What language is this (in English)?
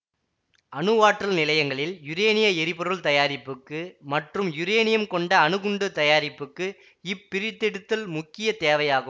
Tamil